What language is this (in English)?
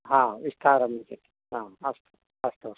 Sanskrit